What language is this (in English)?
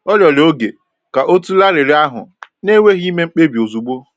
Igbo